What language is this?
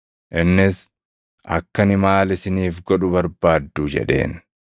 Oromo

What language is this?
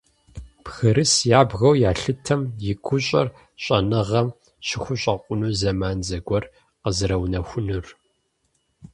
Kabardian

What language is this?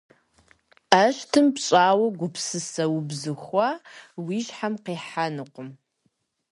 Kabardian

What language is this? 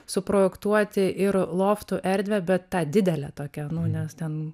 Lithuanian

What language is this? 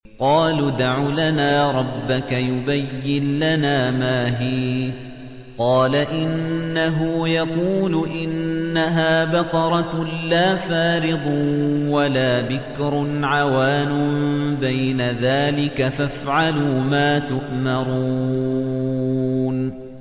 Arabic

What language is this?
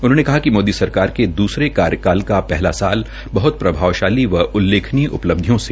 Hindi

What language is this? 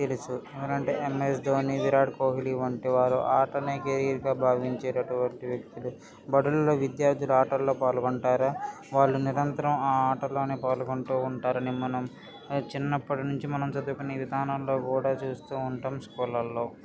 Telugu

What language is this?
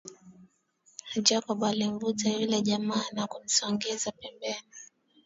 Swahili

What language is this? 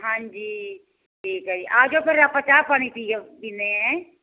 Punjabi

